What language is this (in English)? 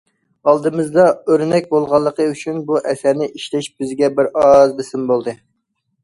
Uyghur